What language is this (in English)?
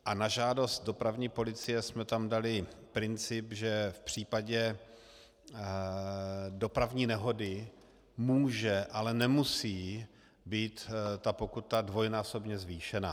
Czech